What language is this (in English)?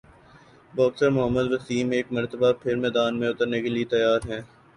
Urdu